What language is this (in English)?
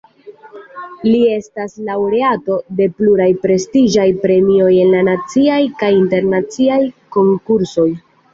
Esperanto